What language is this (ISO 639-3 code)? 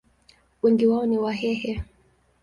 swa